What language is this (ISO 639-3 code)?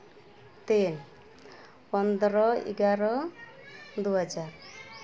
sat